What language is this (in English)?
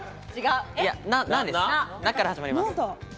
Japanese